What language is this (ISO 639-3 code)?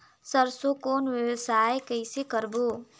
hne